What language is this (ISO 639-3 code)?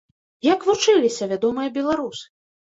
bel